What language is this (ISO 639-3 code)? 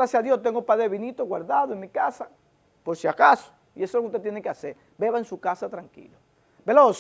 spa